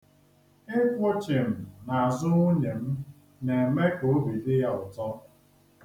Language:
Igbo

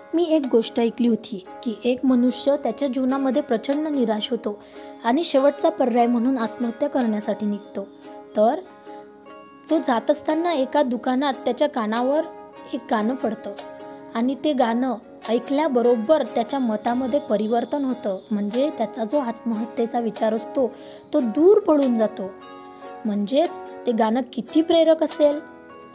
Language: Marathi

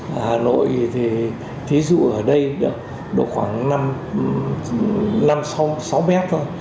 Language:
Vietnamese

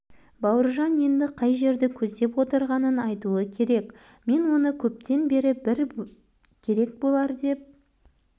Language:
Kazakh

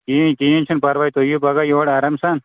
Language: Kashmiri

